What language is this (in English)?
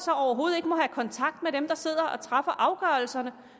Danish